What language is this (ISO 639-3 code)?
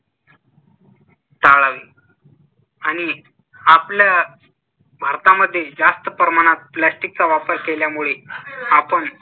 mar